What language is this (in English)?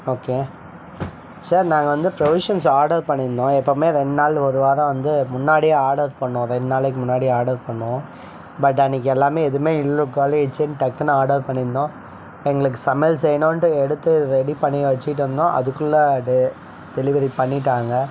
Tamil